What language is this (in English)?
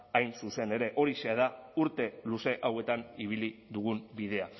Basque